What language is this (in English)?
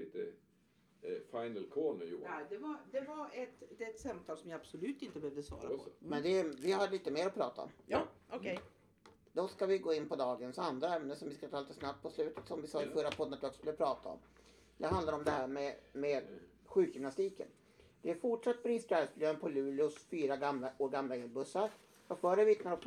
Swedish